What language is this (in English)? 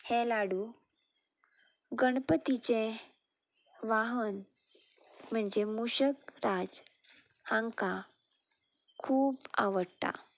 Konkani